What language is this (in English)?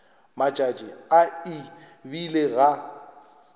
Northern Sotho